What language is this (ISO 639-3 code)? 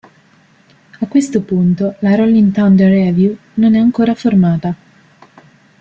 ita